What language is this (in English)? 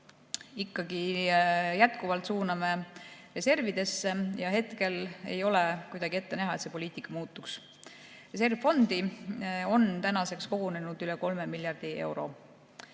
Estonian